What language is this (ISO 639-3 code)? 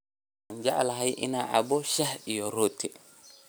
som